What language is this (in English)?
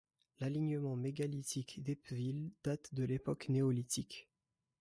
French